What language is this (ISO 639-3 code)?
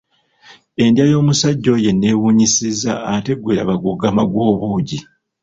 lug